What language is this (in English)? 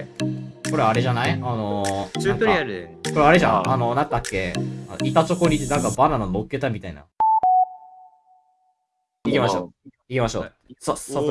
Japanese